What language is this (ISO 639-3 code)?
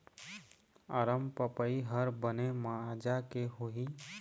hne